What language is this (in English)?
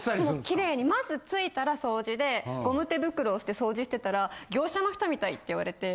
Japanese